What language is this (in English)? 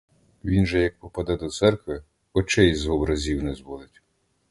Ukrainian